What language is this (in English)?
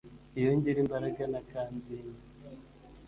Kinyarwanda